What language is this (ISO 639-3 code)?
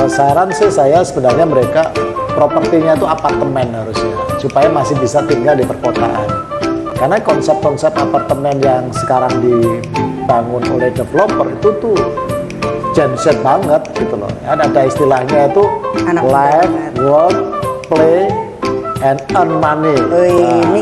ind